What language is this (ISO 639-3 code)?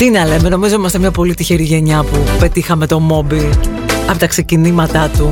ell